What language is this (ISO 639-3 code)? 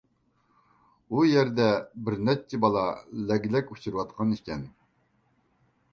uig